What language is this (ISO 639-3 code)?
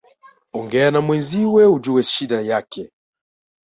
swa